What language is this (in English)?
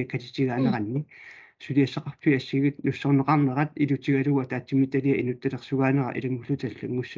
Arabic